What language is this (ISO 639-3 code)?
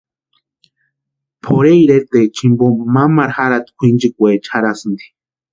pua